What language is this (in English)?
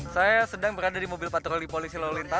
Indonesian